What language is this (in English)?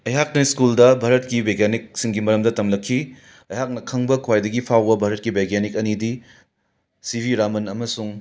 Manipuri